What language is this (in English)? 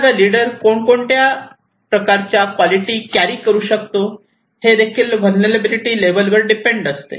Marathi